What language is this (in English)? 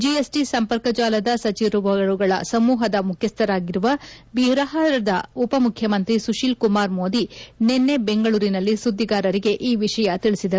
Kannada